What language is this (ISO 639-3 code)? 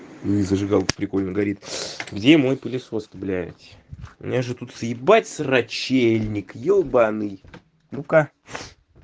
rus